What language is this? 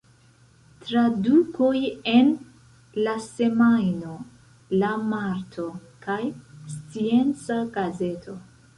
Esperanto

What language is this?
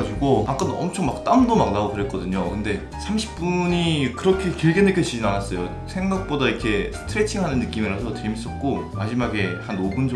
Korean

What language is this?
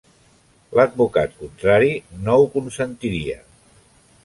Catalan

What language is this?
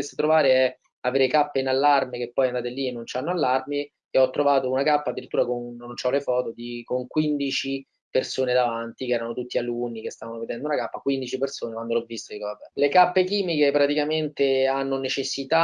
Italian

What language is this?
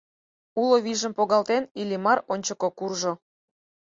Mari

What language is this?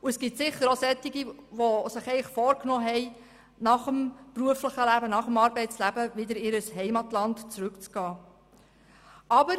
Swiss German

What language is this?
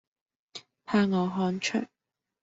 Cantonese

